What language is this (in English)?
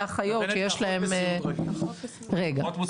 Hebrew